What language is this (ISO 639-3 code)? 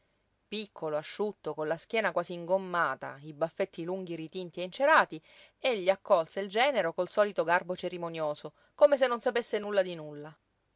ita